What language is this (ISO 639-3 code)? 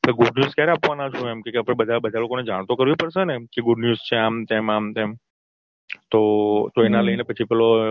guj